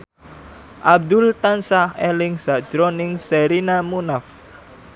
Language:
Javanese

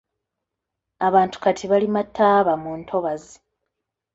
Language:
Ganda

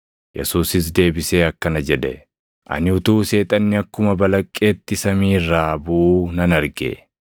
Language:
Oromo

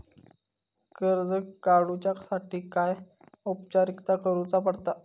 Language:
Marathi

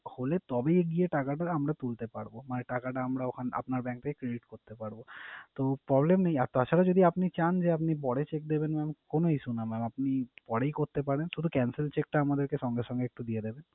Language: Bangla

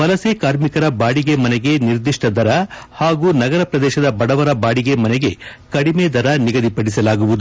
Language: Kannada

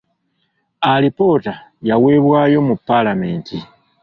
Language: Ganda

